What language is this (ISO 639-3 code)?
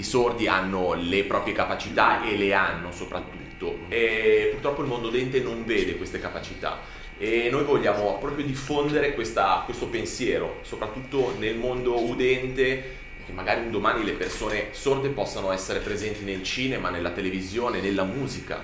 ita